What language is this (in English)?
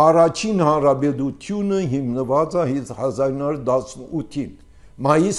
Turkish